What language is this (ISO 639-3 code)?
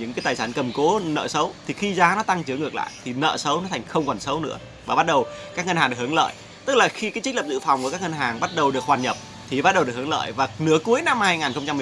vie